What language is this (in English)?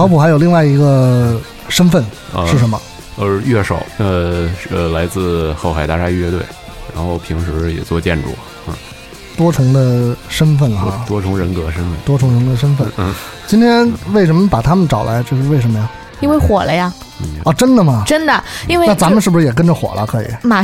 Chinese